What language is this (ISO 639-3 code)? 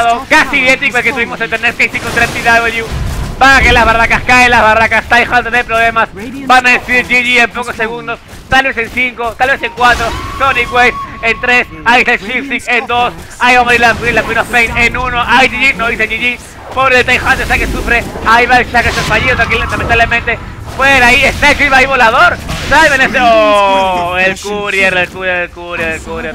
spa